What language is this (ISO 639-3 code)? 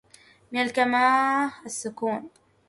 ara